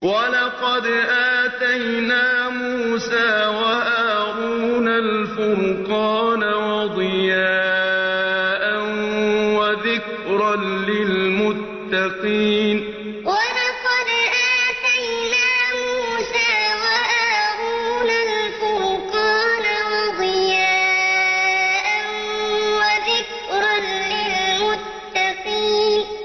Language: Arabic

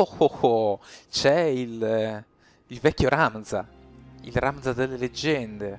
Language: Italian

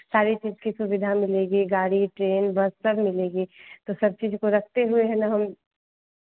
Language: Hindi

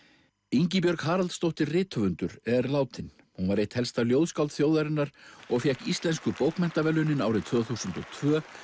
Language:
Icelandic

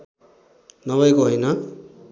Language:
Nepali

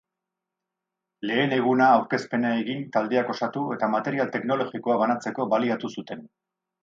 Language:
Basque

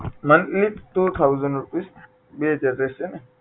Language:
Gujarati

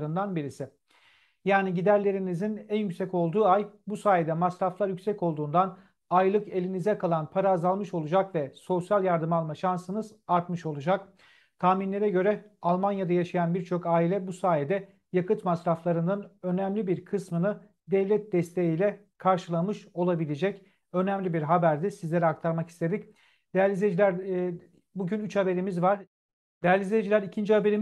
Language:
Turkish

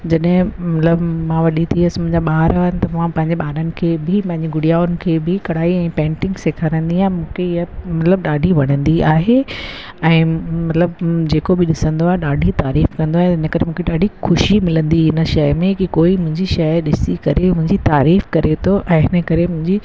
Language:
Sindhi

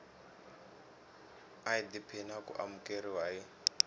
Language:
Tsonga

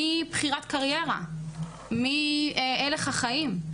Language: Hebrew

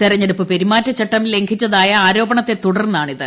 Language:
Malayalam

